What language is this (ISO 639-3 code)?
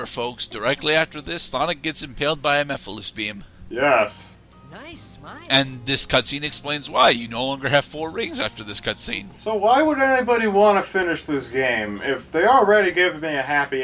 eng